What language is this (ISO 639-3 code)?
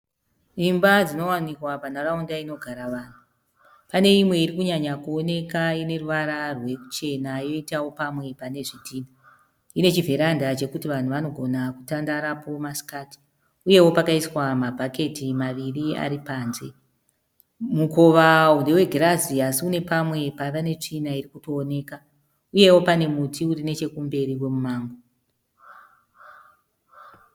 sna